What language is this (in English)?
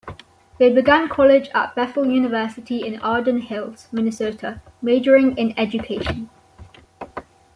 English